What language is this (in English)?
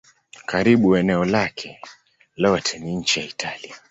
Swahili